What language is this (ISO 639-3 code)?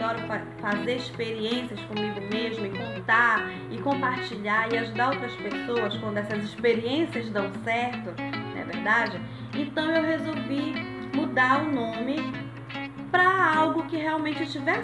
por